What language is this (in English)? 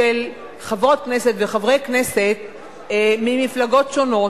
Hebrew